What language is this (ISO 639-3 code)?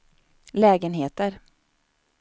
swe